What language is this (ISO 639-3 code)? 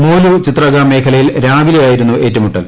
mal